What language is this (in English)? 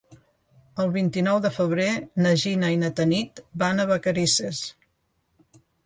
Catalan